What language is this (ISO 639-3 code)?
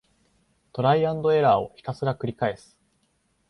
jpn